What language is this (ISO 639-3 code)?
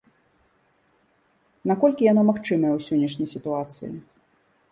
bel